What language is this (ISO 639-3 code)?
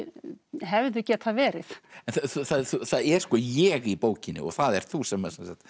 isl